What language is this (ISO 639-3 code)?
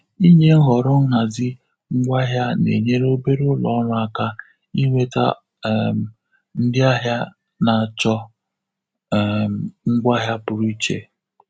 ibo